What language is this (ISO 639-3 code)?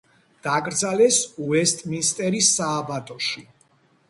kat